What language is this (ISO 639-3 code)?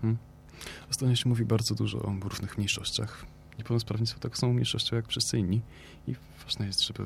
pol